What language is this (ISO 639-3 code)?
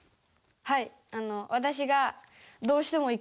jpn